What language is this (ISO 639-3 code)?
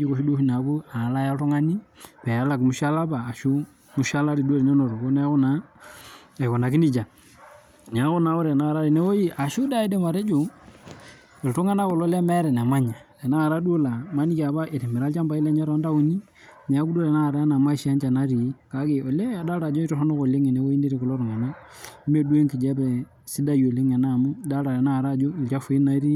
mas